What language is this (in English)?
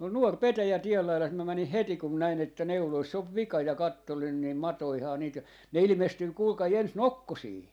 Finnish